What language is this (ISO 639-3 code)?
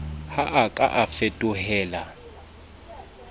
sot